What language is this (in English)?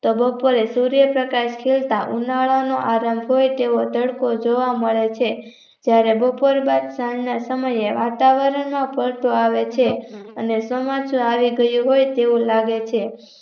Gujarati